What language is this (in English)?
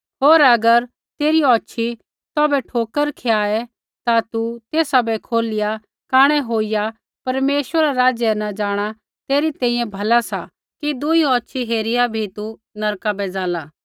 Kullu Pahari